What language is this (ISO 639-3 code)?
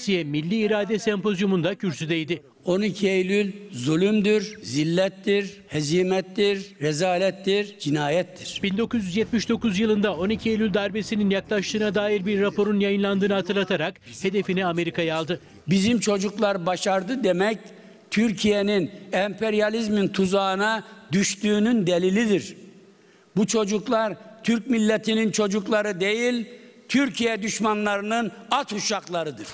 tur